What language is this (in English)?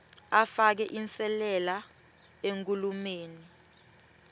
Swati